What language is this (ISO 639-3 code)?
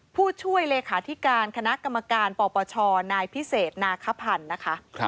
tha